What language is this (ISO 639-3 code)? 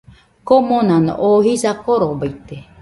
hux